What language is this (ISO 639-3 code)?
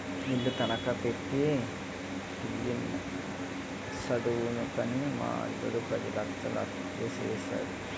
tel